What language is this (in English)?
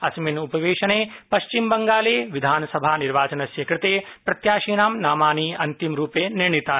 Sanskrit